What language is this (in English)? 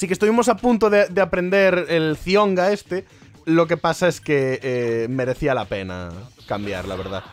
Spanish